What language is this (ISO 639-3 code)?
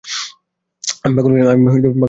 ben